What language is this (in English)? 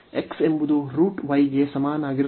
Kannada